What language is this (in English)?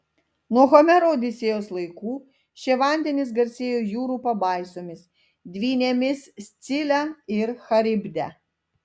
Lithuanian